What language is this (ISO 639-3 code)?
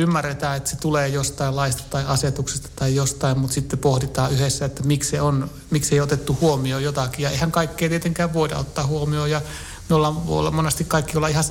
fin